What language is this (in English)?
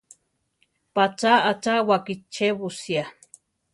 Central Tarahumara